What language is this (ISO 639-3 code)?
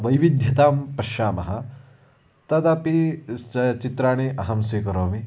san